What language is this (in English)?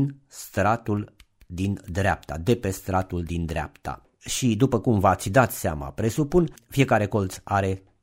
Romanian